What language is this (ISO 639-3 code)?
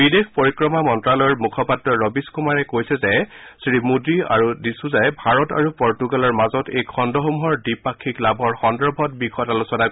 asm